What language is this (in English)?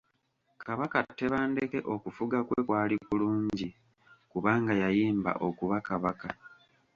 Ganda